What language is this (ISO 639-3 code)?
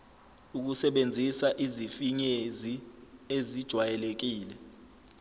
zul